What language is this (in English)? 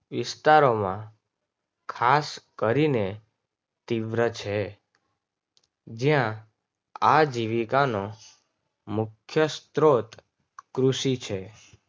Gujarati